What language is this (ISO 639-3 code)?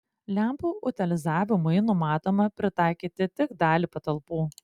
lit